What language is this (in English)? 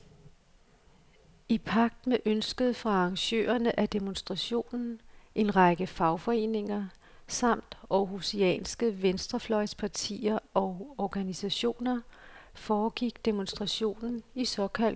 Danish